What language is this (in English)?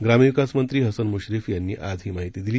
Marathi